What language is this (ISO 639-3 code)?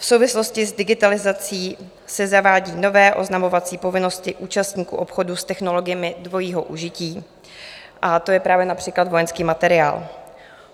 ces